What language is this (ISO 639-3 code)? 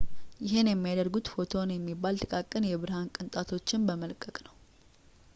amh